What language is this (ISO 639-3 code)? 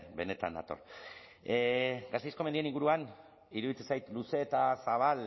eus